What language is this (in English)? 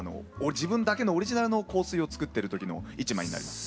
Japanese